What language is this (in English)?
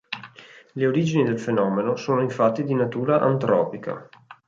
Italian